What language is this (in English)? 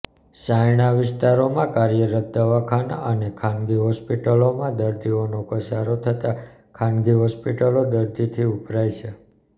Gujarati